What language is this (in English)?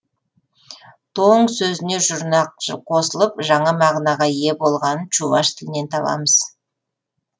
Kazakh